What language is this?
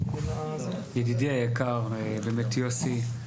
Hebrew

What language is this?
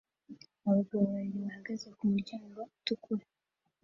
Kinyarwanda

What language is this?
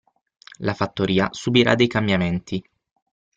Italian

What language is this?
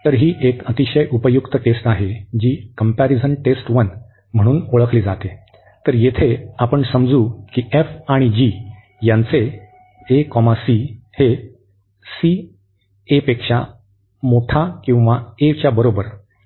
Marathi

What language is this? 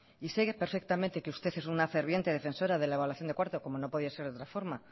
Spanish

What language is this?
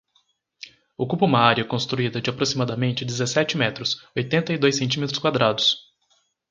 Portuguese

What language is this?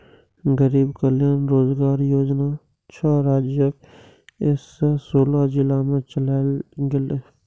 Maithili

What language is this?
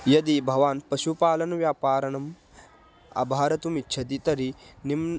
Sanskrit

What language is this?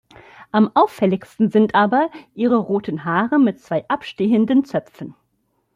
German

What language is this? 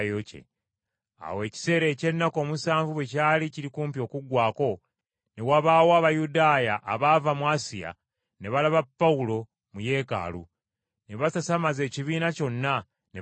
Ganda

